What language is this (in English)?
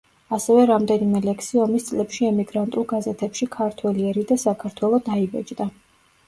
Georgian